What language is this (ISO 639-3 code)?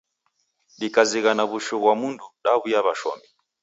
dav